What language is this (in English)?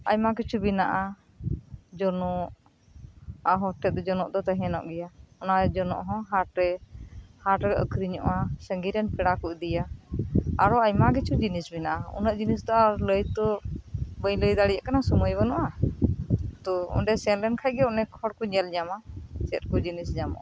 Santali